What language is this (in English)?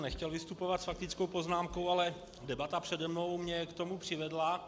Czech